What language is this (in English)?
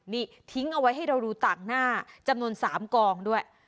Thai